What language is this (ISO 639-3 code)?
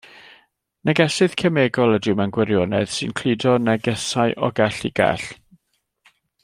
cym